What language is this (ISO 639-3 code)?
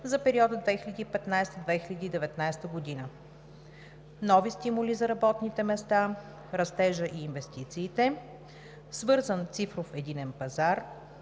bul